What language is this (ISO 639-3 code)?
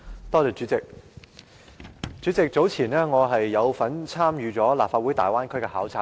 yue